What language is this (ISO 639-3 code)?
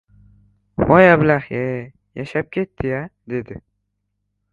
uzb